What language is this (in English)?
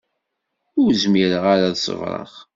Kabyle